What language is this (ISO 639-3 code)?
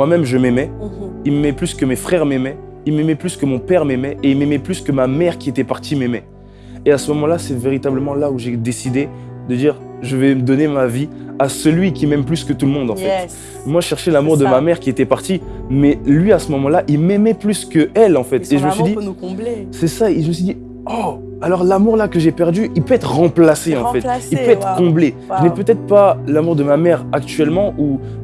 fra